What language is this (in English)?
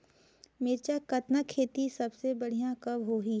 Chhattisgarhi